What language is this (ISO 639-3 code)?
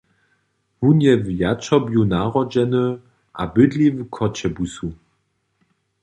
hsb